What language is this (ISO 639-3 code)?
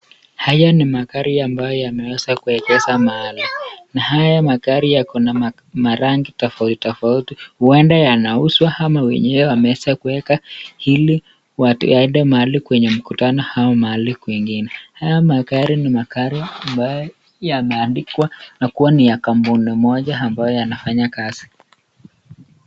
swa